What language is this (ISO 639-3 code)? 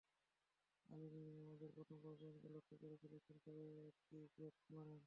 ben